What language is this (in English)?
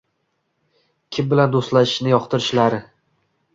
Uzbek